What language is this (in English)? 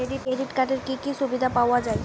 Bangla